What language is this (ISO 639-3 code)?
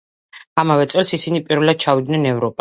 kat